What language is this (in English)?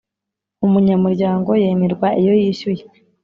Kinyarwanda